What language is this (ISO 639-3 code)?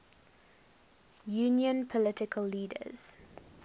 eng